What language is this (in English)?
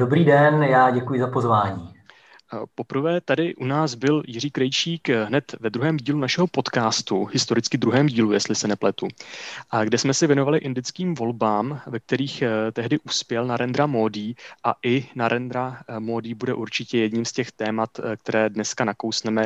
Czech